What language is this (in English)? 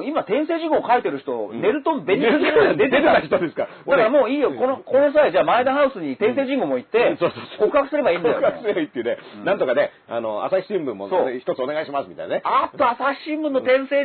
Japanese